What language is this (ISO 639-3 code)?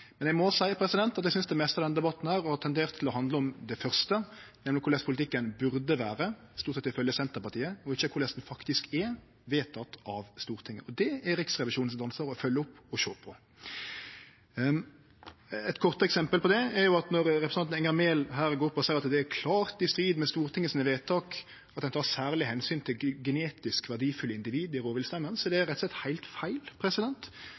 nno